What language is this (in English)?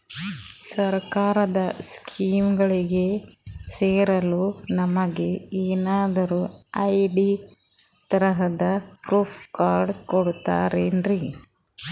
Kannada